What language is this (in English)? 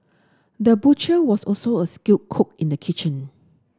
English